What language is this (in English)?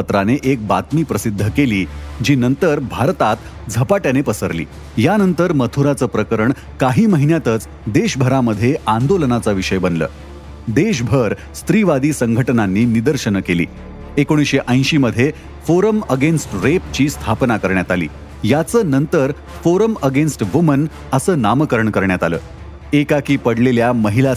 Marathi